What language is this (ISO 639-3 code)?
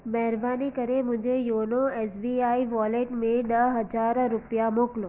snd